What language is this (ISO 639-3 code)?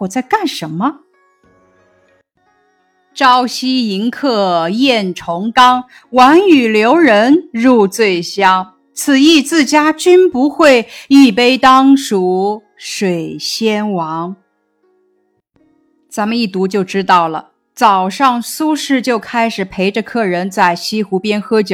zho